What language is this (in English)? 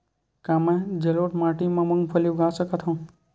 Chhattisgarhi